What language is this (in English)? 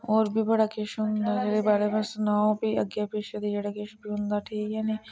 Dogri